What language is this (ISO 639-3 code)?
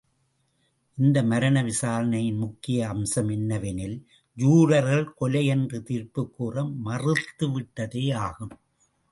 tam